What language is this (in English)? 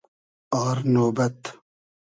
Hazaragi